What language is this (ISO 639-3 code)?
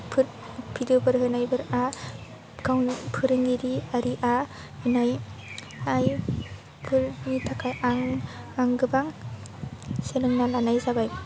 brx